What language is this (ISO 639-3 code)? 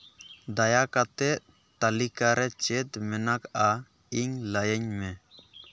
sat